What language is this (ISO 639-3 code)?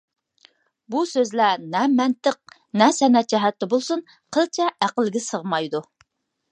uig